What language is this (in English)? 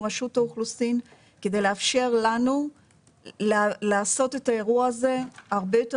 Hebrew